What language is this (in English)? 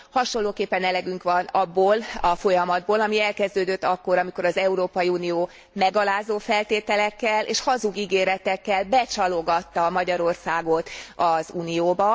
Hungarian